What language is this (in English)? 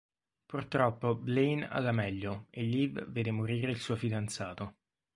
Italian